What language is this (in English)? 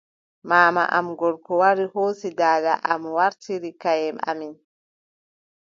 Adamawa Fulfulde